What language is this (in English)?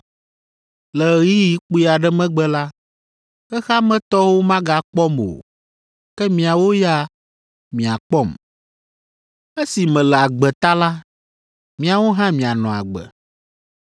Ewe